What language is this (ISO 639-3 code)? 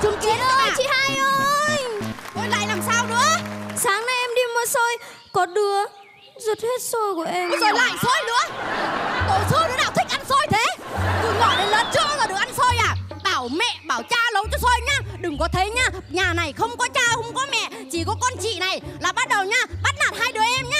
vie